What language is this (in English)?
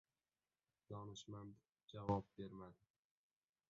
Uzbek